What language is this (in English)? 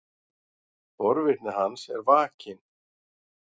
Icelandic